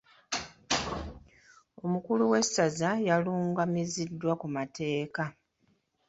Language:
Ganda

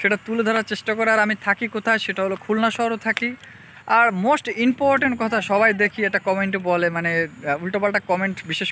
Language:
Polish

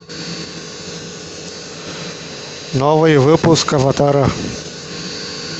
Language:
Russian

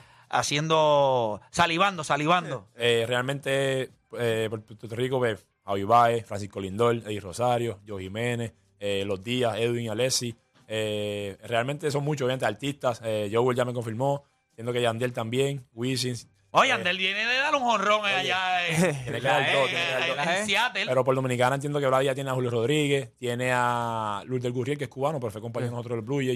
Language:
Spanish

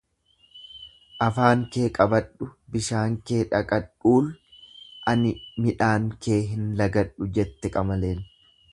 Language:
Oromo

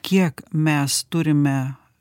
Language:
Lithuanian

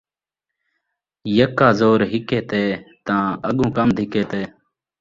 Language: Saraiki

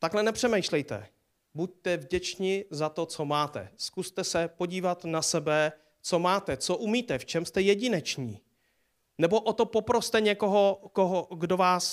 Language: Czech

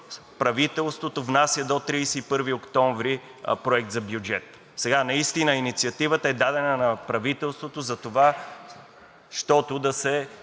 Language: Bulgarian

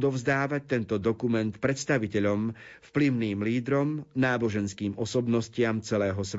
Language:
Slovak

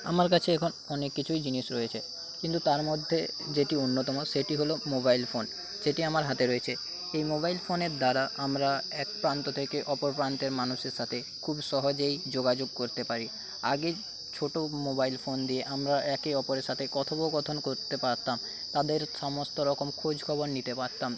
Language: Bangla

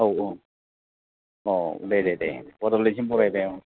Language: Bodo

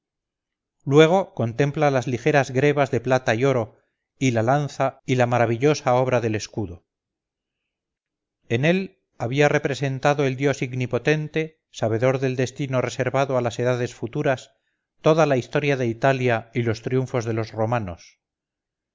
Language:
Spanish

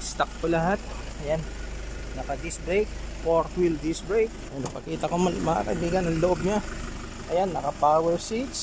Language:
Filipino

